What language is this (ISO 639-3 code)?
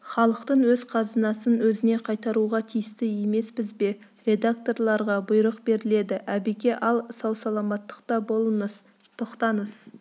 kaz